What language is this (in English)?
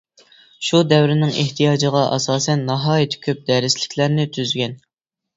Uyghur